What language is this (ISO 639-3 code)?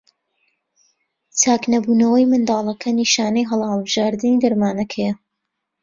ckb